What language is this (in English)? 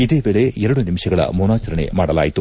Kannada